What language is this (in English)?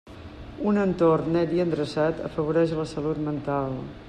Catalan